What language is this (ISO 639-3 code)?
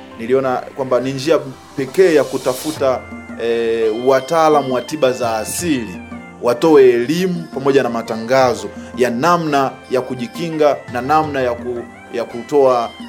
swa